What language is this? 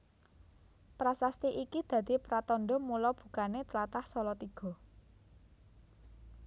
Javanese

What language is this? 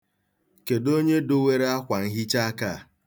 Igbo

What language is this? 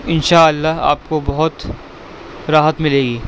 Urdu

